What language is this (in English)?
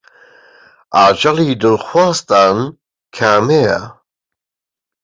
Central Kurdish